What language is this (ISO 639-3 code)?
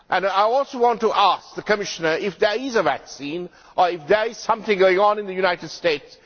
eng